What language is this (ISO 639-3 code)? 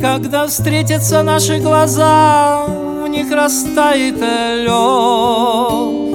rus